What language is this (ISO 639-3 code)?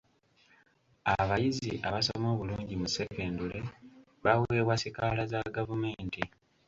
lug